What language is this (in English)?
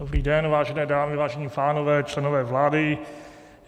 Czech